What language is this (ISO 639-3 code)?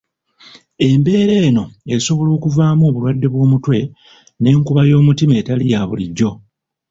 lug